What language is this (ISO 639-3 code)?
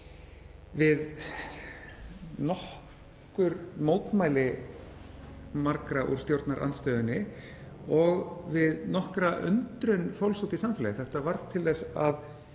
isl